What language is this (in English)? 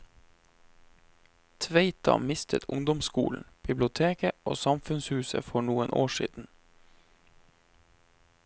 Norwegian